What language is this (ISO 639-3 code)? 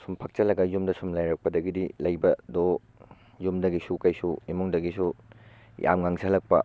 mni